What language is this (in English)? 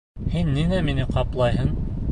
Bashkir